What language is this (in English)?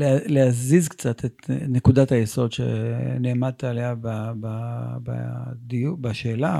Hebrew